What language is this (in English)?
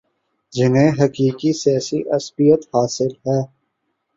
Urdu